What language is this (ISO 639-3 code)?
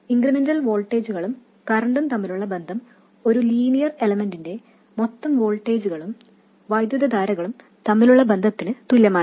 mal